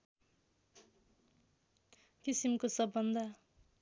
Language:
Nepali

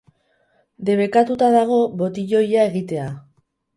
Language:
Basque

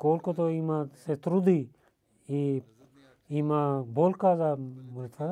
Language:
Bulgarian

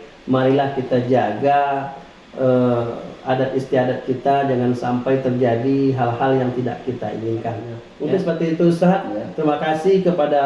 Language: Indonesian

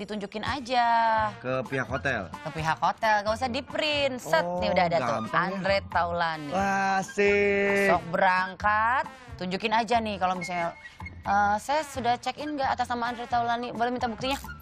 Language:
Indonesian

